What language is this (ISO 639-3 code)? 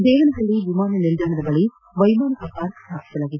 kan